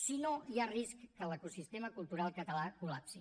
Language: Catalan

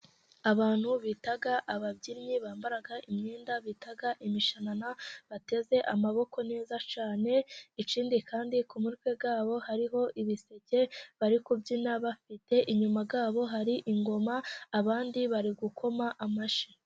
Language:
Kinyarwanda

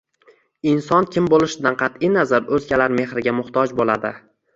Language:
Uzbek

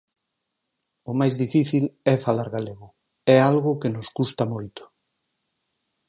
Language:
Galician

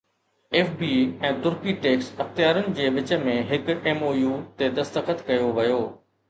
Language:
Sindhi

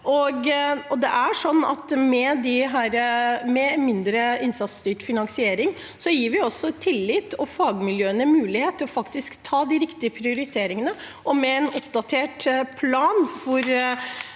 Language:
Norwegian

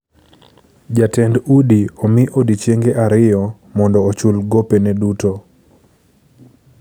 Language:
Luo (Kenya and Tanzania)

